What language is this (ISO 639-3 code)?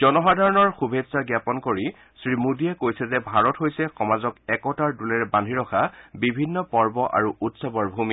asm